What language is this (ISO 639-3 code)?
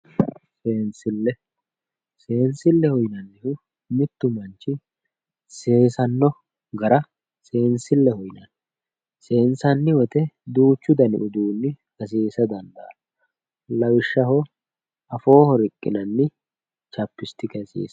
sid